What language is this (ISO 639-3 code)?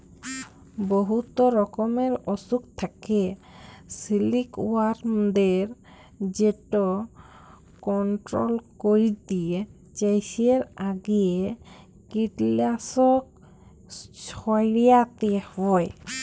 ben